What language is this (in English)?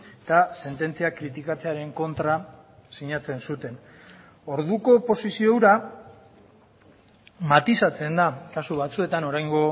Basque